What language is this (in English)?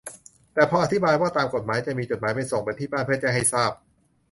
Thai